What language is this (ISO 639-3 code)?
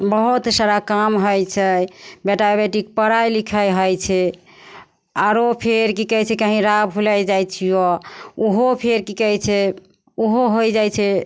mai